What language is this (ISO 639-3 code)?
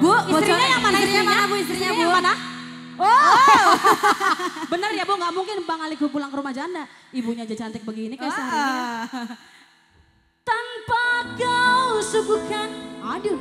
ind